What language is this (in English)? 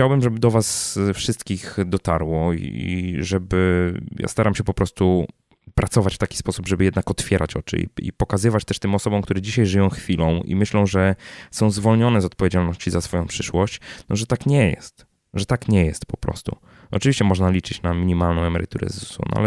Polish